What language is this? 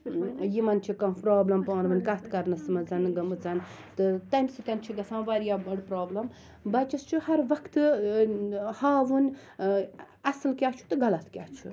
Kashmiri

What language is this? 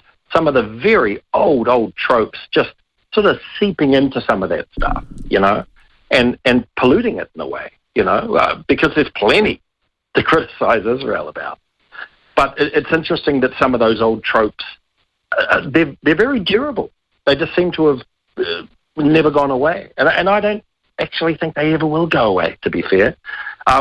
English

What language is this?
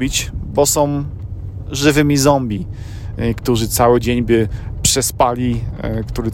Polish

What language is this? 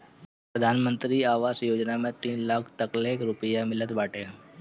Bhojpuri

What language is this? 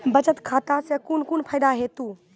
Maithili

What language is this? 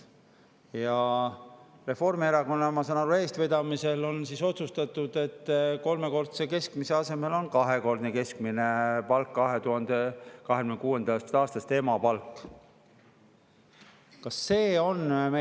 Estonian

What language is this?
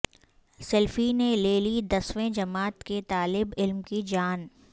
Urdu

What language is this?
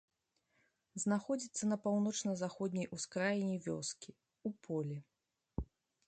Belarusian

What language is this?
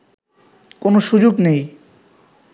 Bangla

